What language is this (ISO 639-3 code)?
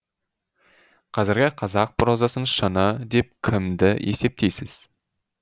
kaz